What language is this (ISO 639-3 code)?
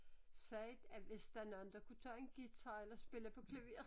dan